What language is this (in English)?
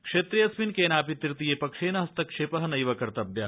Sanskrit